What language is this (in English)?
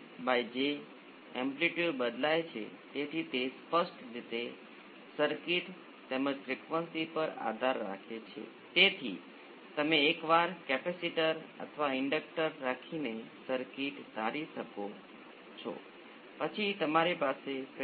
Gujarati